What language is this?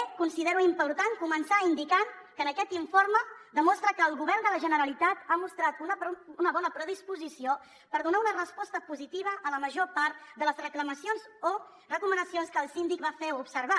Catalan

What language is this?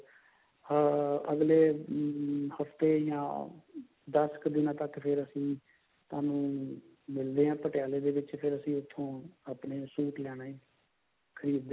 Punjabi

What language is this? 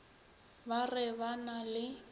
Northern Sotho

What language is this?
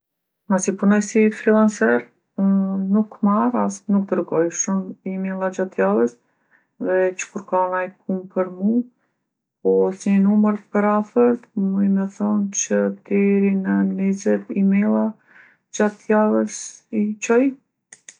Gheg Albanian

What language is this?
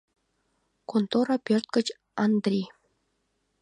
Mari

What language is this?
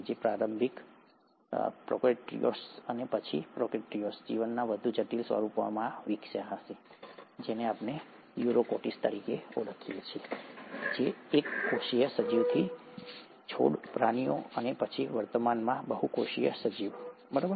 Gujarati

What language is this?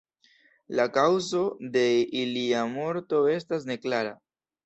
Esperanto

